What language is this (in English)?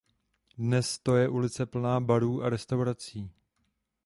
Czech